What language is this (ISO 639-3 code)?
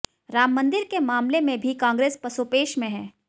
hin